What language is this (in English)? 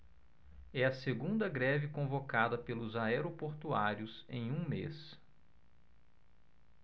Portuguese